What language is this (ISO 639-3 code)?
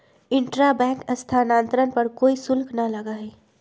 mag